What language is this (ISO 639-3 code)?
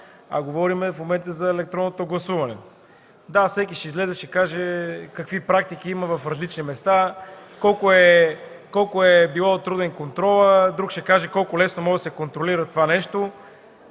bul